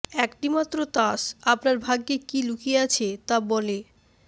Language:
Bangla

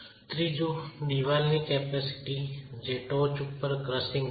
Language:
Gujarati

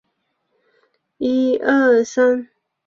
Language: Chinese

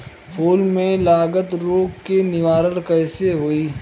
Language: Bhojpuri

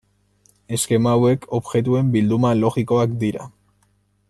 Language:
Basque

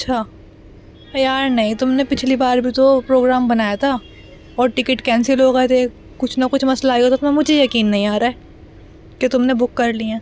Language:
Urdu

